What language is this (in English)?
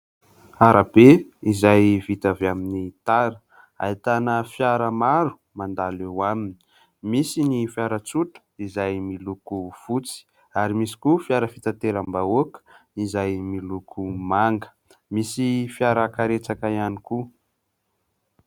Malagasy